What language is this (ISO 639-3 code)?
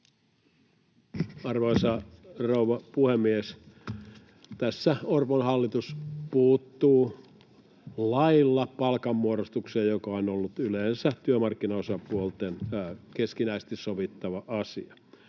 fin